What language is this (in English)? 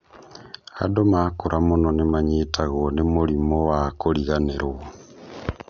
Kikuyu